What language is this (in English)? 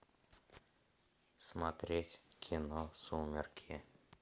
Russian